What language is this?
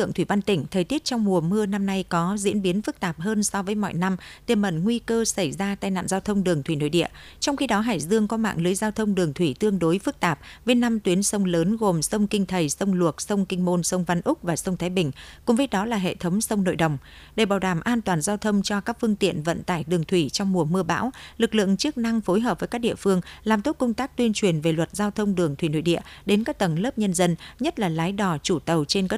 Vietnamese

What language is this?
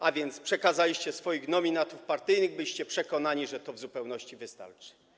Polish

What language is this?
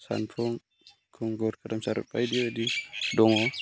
Bodo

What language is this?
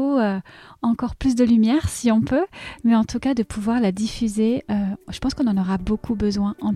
French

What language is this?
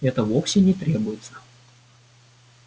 Russian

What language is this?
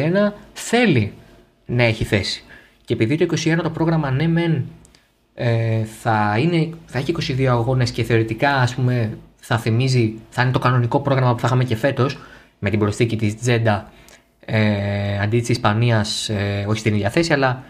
Greek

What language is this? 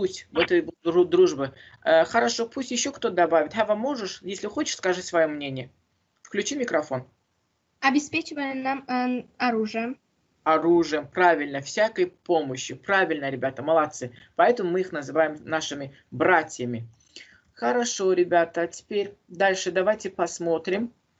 Russian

